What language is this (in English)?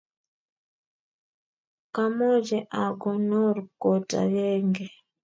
Kalenjin